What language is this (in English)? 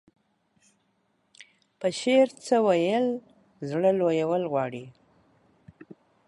Pashto